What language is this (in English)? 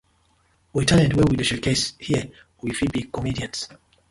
Nigerian Pidgin